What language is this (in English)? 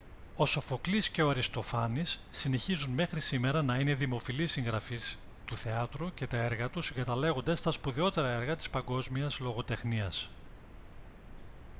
Greek